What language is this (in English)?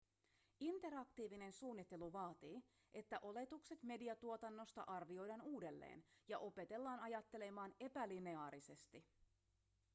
Finnish